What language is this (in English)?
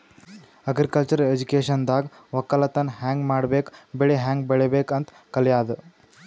Kannada